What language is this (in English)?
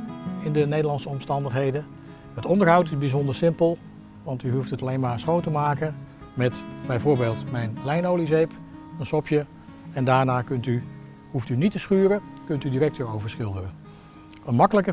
Dutch